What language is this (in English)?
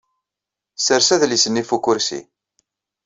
Kabyle